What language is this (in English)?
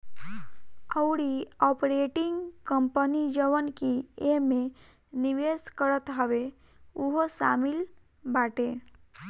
Bhojpuri